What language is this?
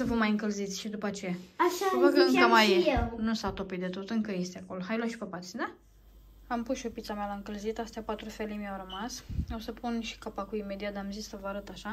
Romanian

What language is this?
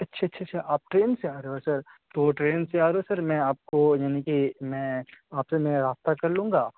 Urdu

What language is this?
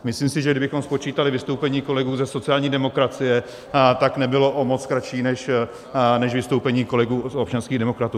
Czech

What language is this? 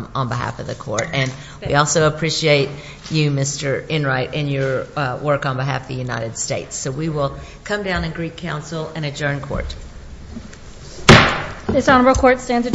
English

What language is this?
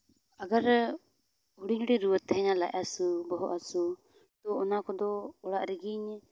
Santali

